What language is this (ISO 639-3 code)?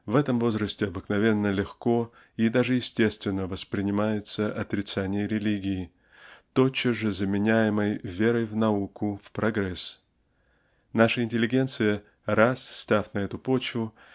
rus